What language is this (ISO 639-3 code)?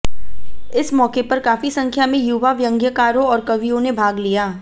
hin